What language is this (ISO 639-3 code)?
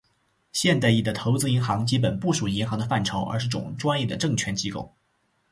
zho